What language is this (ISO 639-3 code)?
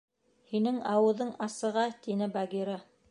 bak